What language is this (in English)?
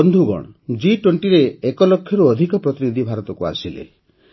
Odia